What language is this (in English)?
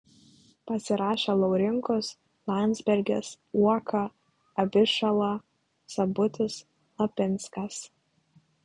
Lithuanian